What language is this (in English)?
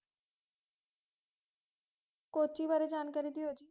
Punjabi